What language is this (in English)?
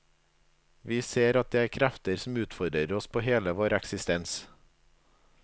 Norwegian